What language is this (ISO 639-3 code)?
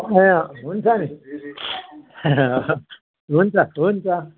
nep